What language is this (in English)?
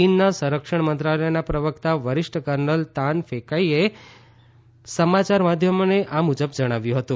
Gujarati